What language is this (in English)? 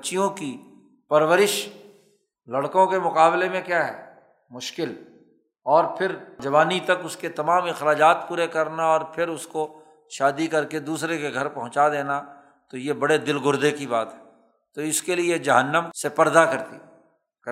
Urdu